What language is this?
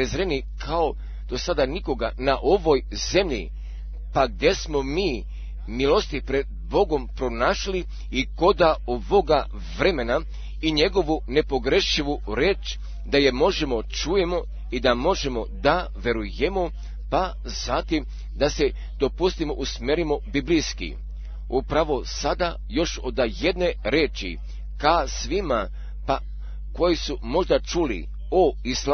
Croatian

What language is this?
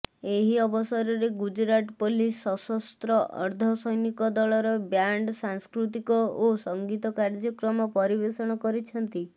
Odia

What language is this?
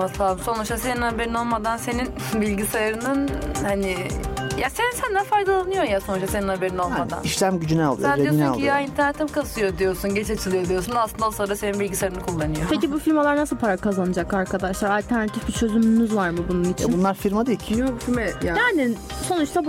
Turkish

